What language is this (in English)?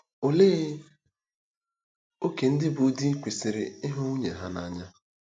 Igbo